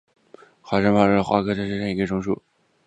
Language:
Chinese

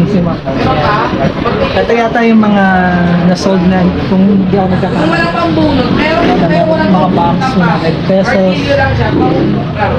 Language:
Filipino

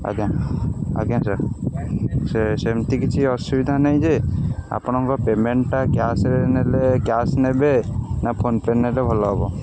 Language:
Odia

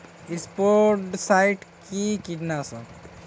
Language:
Bangla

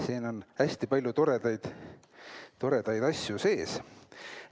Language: Estonian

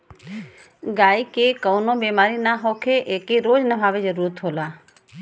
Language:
Bhojpuri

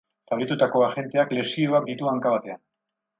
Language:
Basque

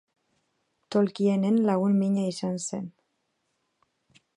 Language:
Basque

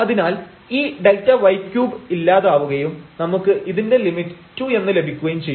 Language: Malayalam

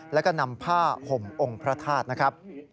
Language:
Thai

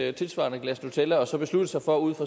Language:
Danish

